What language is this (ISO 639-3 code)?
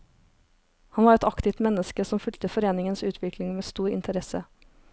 nor